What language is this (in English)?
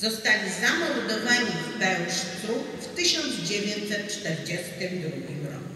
Polish